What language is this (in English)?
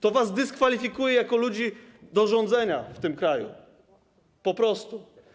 Polish